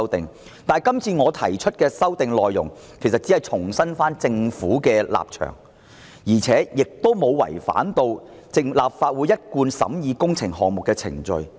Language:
Cantonese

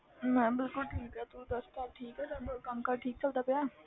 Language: Punjabi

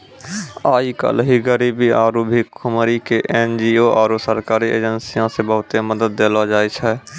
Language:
Maithili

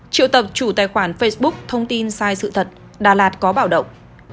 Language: Vietnamese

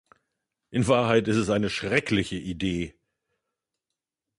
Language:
German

